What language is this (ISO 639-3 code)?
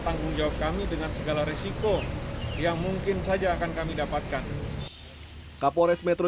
ind